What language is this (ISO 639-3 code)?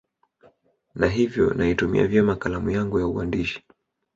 swa